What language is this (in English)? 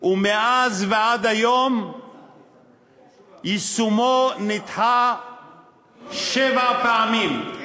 Hebrew